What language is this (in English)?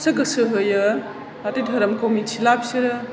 Bodo